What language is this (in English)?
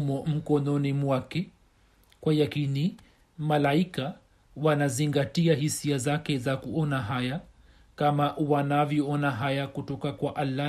Swahili